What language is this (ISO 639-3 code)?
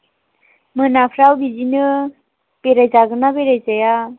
brx